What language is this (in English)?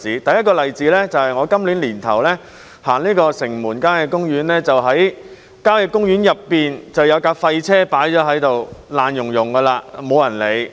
Cantonese